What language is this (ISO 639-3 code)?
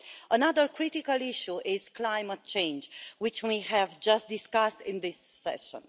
eng